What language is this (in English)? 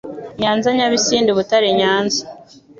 Kinyarwanda